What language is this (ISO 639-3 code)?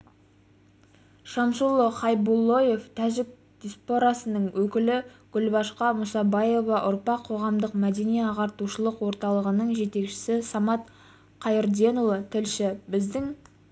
kaz